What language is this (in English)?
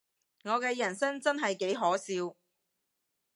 Cantonese